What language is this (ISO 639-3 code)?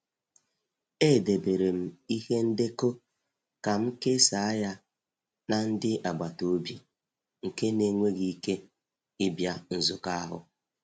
ibo